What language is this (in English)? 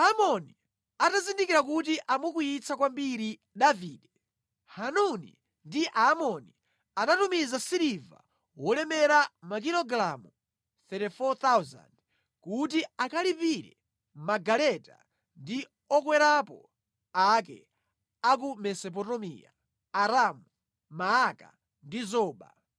Nyanja